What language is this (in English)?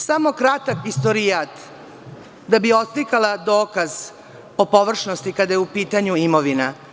Serbian